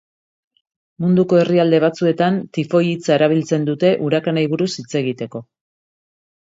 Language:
Basque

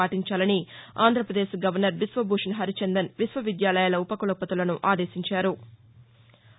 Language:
Telugu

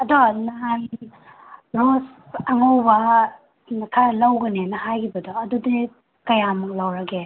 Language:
Manipuri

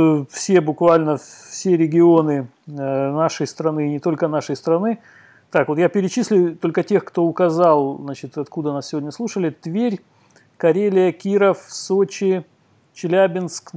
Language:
Russian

